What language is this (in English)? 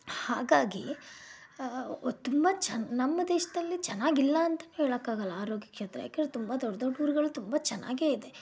Kannada